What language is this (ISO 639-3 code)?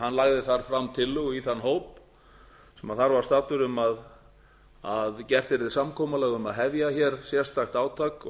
isl